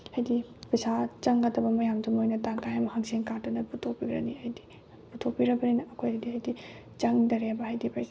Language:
Manipuri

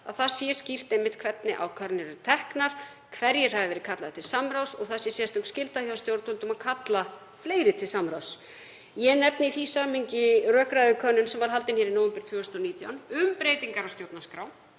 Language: Icelandic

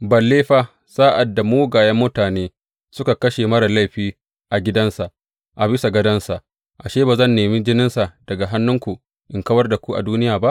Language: Hausa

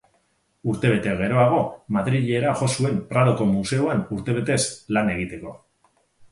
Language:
Basque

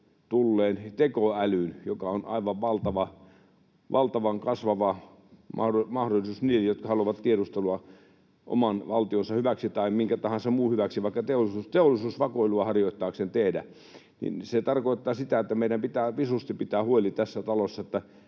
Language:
Finnish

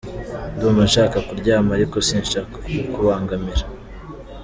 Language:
Kinyarwanda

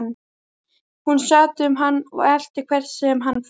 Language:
Icelandic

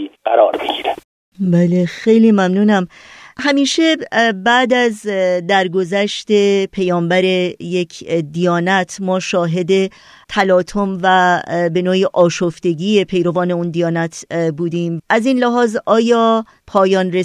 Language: Persian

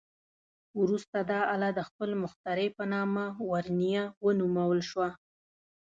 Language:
Pashto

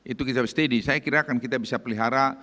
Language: Indonesian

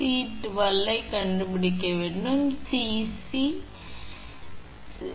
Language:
Tamil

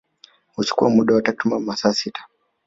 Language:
Swahili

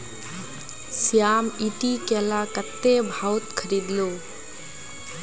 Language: Magahi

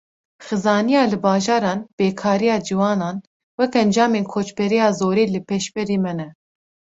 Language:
Kurdish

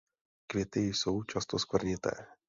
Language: Czech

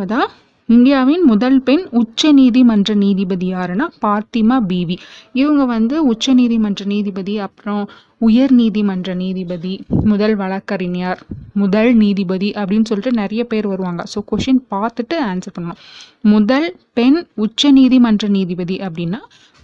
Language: Tamil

